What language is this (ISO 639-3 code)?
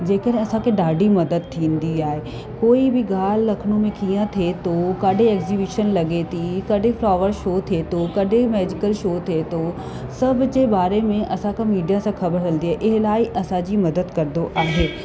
snd